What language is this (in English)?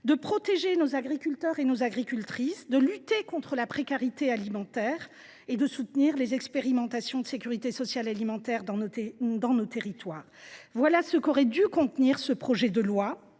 French